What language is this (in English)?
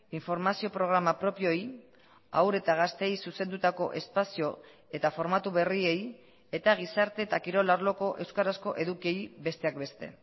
Basque